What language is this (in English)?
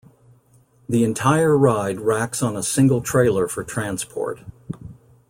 English